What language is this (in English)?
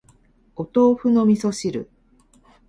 Japanese